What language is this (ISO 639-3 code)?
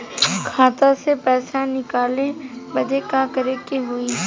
bho